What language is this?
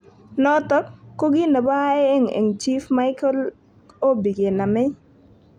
Kalenjin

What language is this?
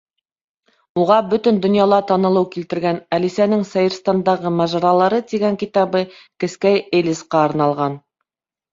Bashkir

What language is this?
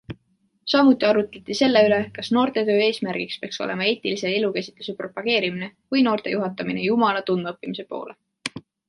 Estonian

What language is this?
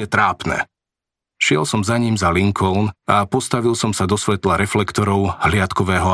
Slovak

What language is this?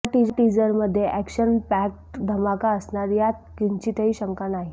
Marathi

